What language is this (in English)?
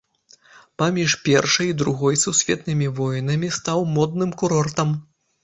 Belarusian